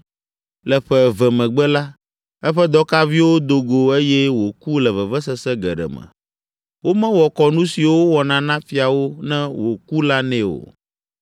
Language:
Ewe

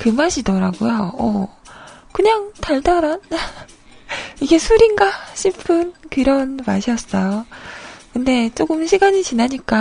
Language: Korean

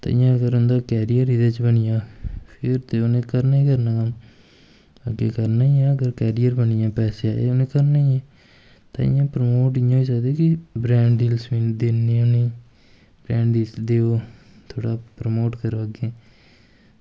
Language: Dogri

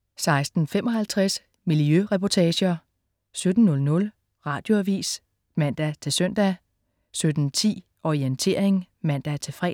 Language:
Danish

